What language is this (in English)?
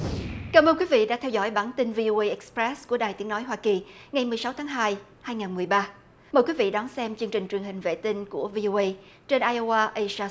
Vietnamese